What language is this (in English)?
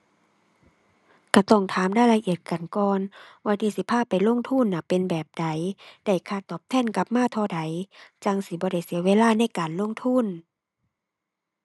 Thai